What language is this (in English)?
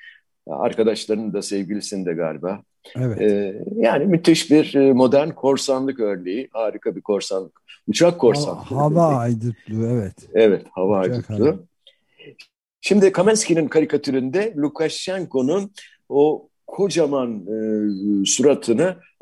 Turkish